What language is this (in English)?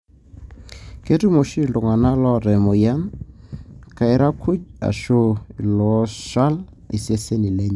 Masai